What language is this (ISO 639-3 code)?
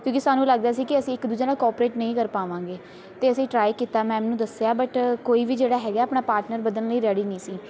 pan